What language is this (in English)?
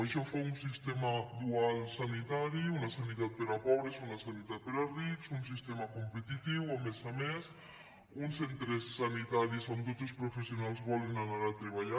Catalan